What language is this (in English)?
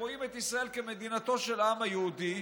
Hebrew